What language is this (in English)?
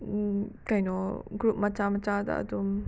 Manipuri